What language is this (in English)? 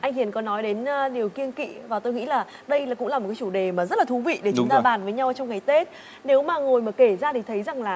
Vietnamese